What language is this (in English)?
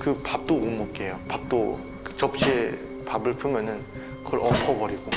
Korean